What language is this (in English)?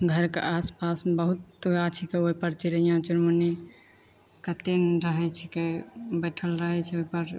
Maithili